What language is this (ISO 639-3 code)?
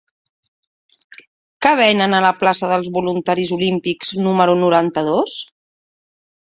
cat